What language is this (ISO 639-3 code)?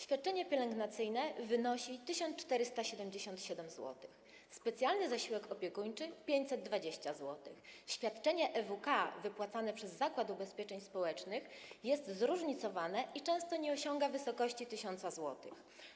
pol